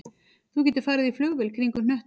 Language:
Icelandic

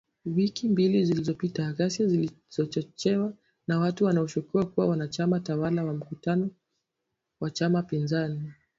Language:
Swahili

